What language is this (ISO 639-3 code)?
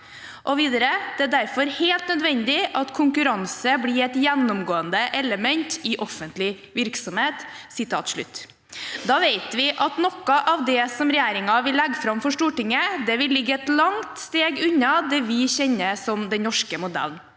nor